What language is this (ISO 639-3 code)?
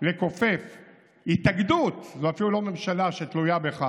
heb